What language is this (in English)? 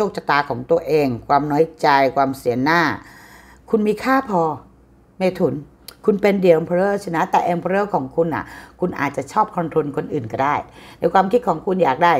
Thai